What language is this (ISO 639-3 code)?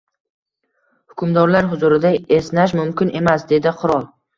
uzb